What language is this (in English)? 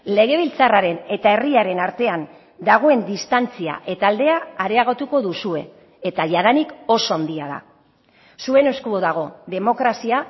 Basque